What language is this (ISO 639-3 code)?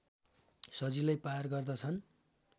nep